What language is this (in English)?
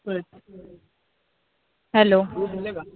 Marathi